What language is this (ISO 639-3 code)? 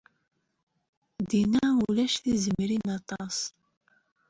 kab